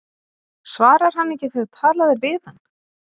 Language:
Icelandic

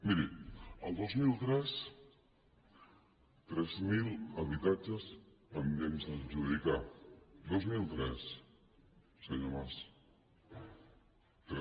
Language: Catalan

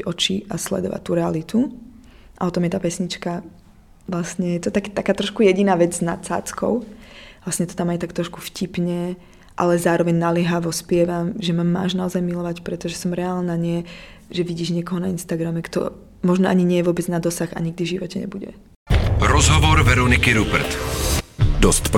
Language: Czech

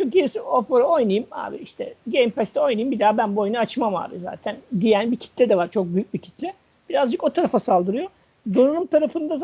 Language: Turkish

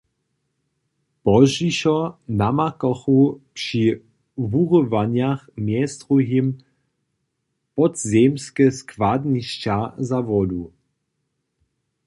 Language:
Upper Sorbian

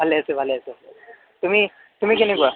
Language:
Assamese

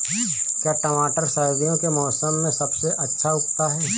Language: Hindi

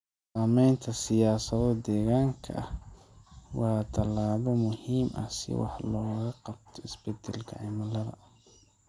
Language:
Somali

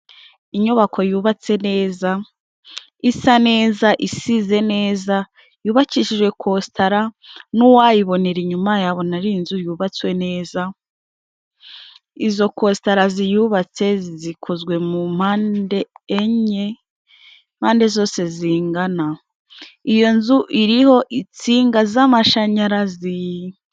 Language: Kinyarwanda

